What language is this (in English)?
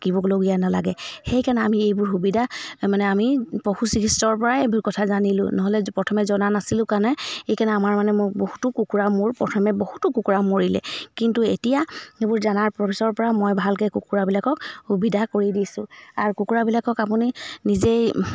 Assamese